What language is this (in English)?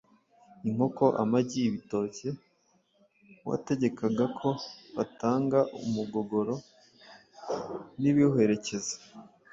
Kinyarwanda